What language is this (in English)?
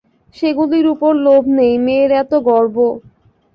Bangla